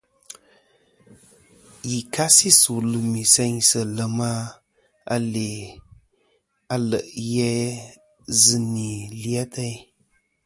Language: Kom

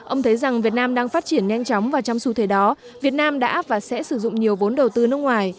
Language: Vietnamese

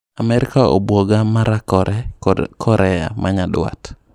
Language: Luo (Kenya and Tanzania)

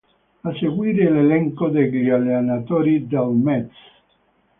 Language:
Italian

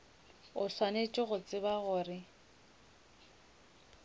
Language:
Northern Sotho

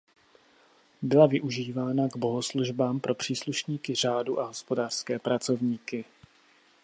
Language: Czech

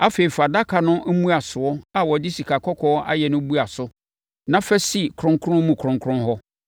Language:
Akan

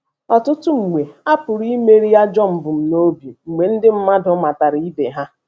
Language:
Igbo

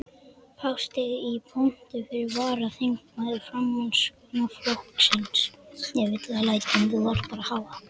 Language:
Icelandic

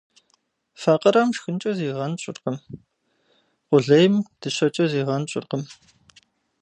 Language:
Kabardian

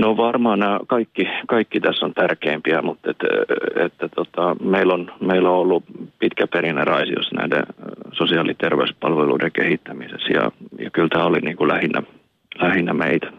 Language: Finnish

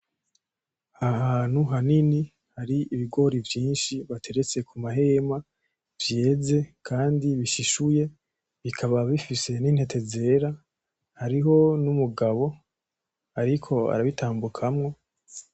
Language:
Rundi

